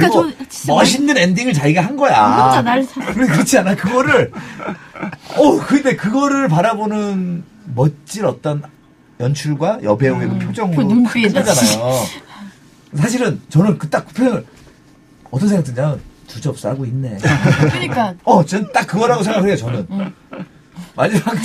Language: Korean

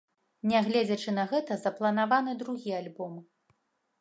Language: Belarusian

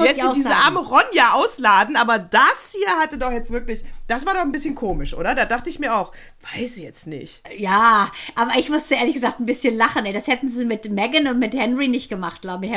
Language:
German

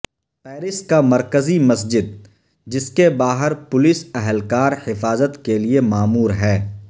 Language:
Urdu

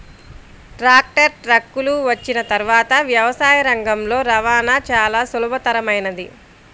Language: Telugu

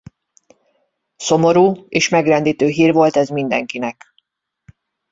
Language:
Hungarian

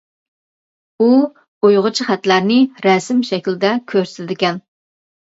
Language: Uyghur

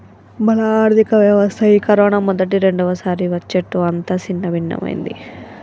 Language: Telugu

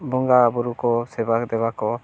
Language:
Santali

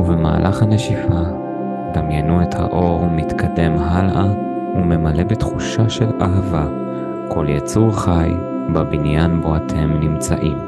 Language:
Hebrew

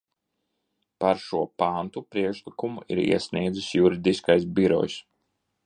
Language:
Latvian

